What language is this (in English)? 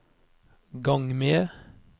Norwegian